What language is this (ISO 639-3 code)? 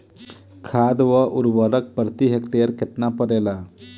bho